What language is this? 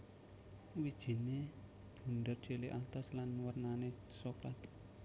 Javanese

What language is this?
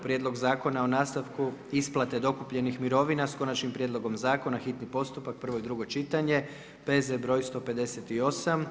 Croatian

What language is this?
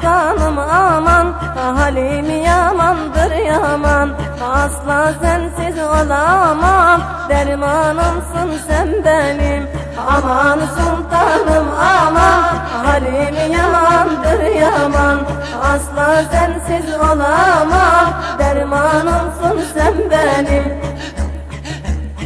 Turkish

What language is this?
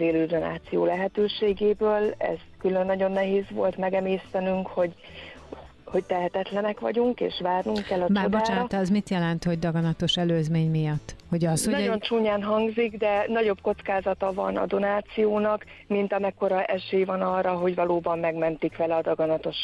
Hungarian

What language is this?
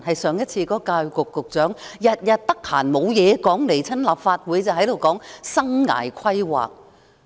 Cantonese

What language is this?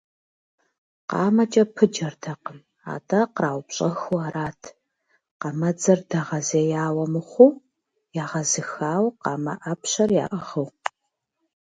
Kabardian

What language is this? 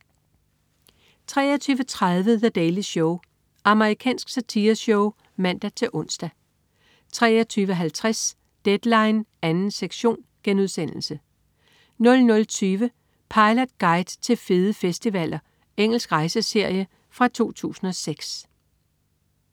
Danish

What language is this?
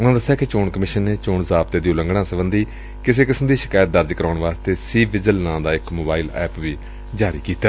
Punjabi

